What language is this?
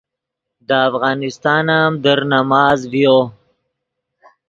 Yidgha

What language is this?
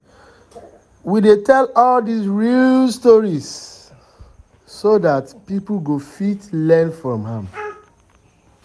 Nigerian Pidgin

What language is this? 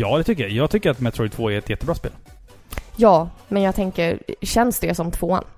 Swedish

